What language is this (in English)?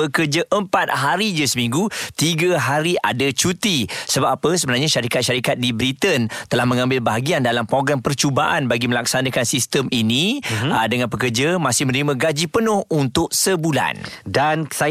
Malay